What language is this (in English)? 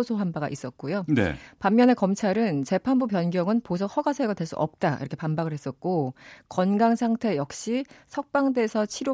Korean